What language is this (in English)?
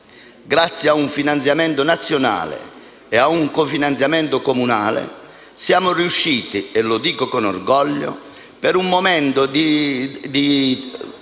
Italian